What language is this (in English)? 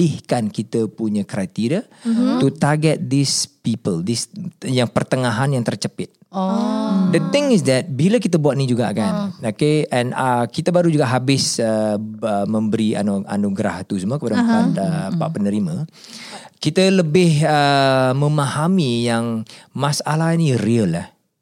Malay